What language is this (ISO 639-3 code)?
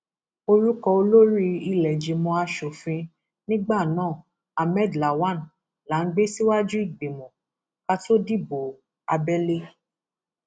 yor